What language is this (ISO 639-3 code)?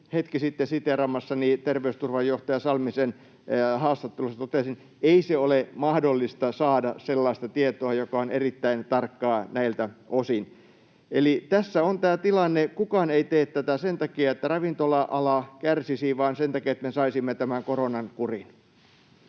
fin